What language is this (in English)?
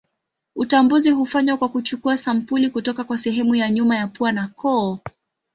Swahili